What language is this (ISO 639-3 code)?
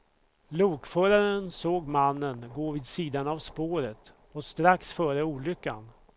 swe